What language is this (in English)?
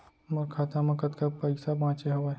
Chhattisgarhi